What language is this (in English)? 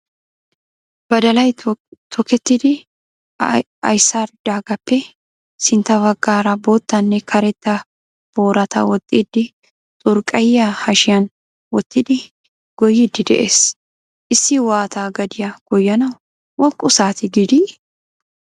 Wolaytta